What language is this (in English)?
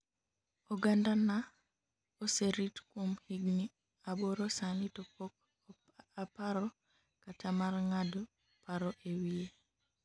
Luo (Kenya and Tanzania)